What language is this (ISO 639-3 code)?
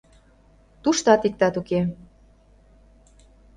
chm